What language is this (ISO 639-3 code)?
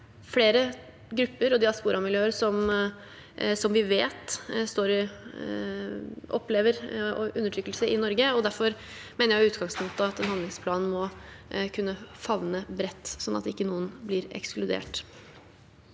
nor